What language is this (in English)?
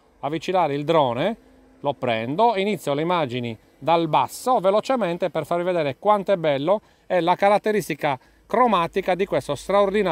Italian